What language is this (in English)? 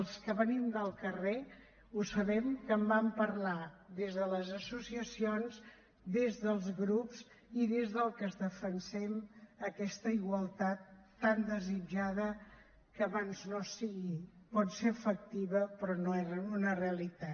Catalan